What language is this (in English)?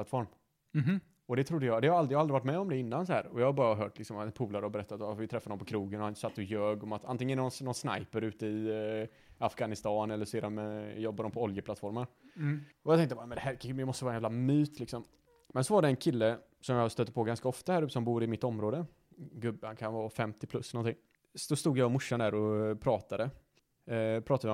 Swedish